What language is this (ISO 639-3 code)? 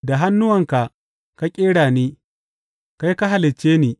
hau